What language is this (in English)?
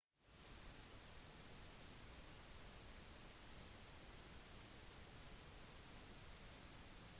Norwegian Bokmål